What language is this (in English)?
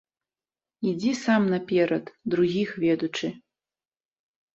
Belarusian